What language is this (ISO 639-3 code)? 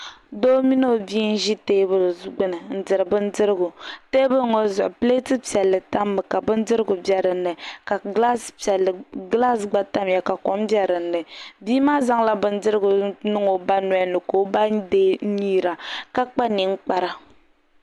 dag